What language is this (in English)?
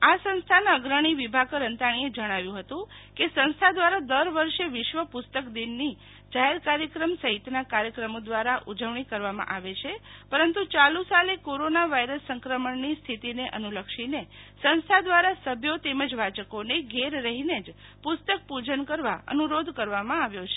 Gujarati